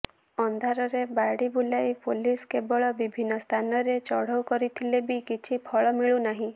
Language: Odia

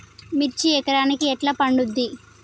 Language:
Telugu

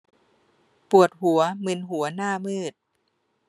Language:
Thai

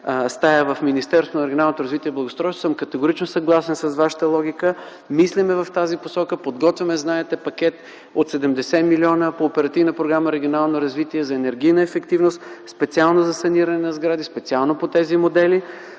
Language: Bulgarian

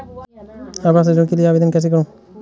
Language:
Hindi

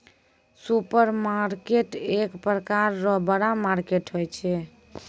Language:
Maithili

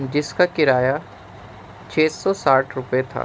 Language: Urdu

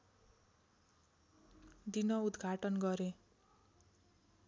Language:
Nepali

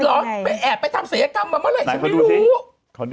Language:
Thai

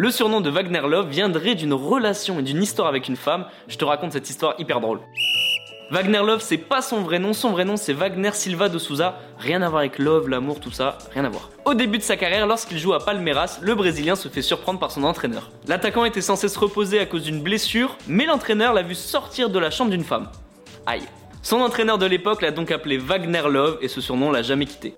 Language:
French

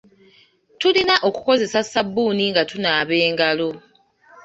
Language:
Ganda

